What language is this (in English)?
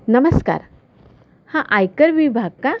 Marathi